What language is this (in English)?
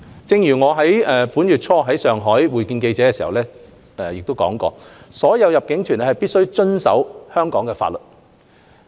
Cantonese